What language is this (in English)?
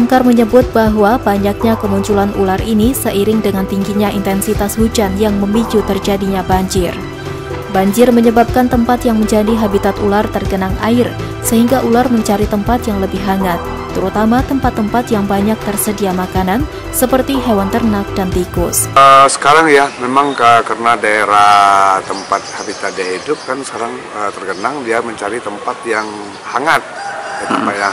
Indonesian